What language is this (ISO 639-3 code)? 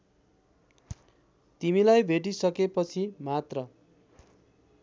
nep